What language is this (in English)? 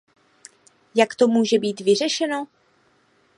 Czech